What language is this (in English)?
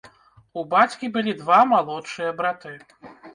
Belarusian